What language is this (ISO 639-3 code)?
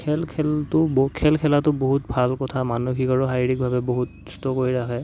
asm